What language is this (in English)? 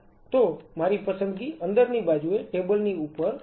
Gujarati